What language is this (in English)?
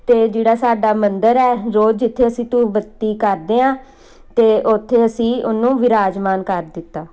Punjabi